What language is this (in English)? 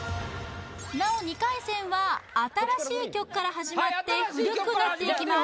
Japanese